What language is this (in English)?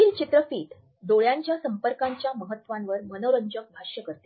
Marathi